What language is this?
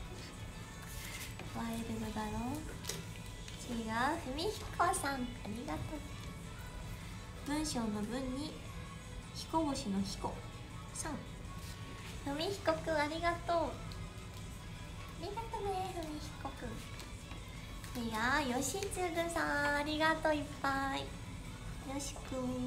Japanese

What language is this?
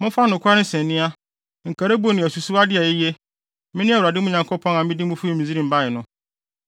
Akan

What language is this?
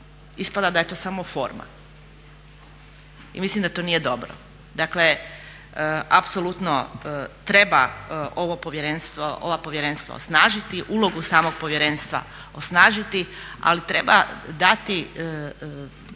Croatian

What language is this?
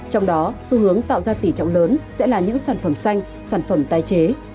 Vietnamese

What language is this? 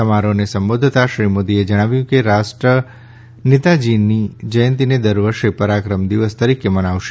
Gujarati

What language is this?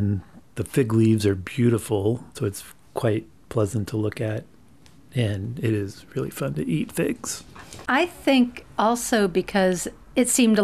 English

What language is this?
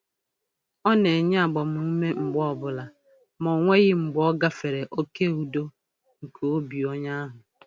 Igbo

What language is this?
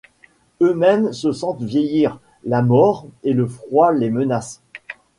French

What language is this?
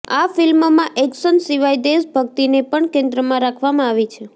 Gujarati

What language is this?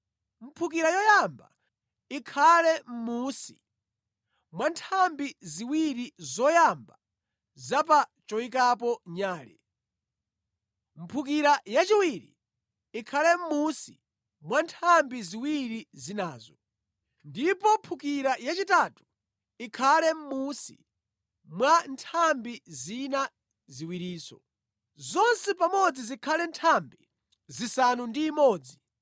Nyanja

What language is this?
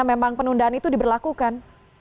Indonesian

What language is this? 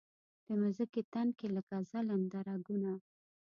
Pashto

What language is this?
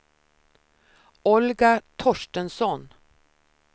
Swedish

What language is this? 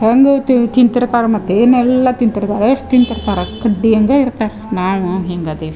Kannada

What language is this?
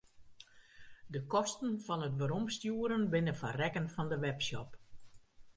Western Frisian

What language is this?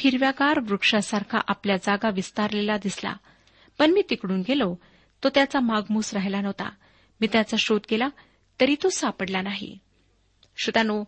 Marathi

